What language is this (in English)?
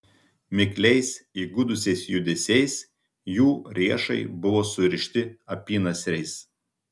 Lithuanian